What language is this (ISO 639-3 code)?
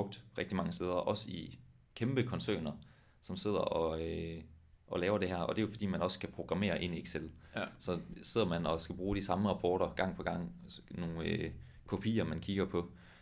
dan